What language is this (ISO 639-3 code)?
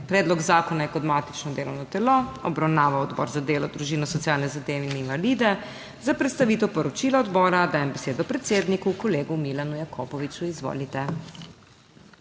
slv